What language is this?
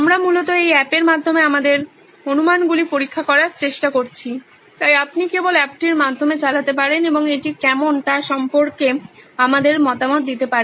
Bangla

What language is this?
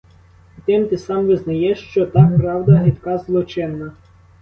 Ukrainian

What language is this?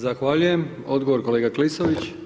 Croatian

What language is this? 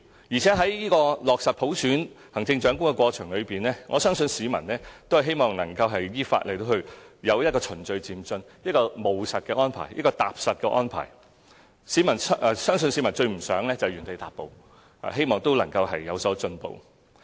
Cantonese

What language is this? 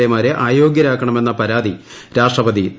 Malayalam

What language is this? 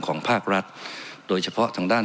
Thai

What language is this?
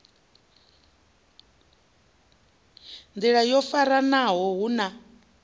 Venda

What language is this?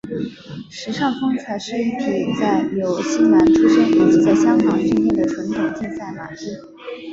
Chinese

